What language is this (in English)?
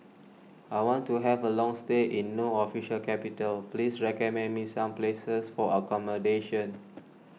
English